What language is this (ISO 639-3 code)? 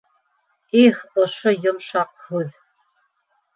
bak